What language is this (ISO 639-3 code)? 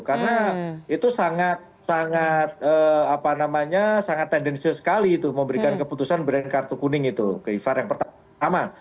ind